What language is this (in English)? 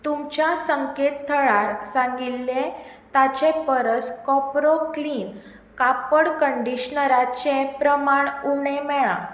Konkani